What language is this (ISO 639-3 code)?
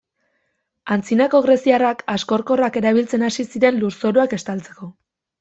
eus